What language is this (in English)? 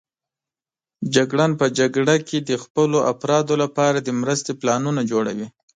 Pashto